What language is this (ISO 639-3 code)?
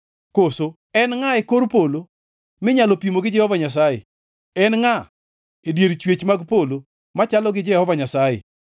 luo